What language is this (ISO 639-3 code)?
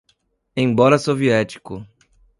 por